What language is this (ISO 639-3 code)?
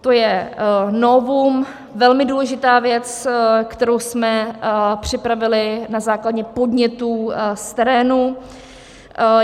ces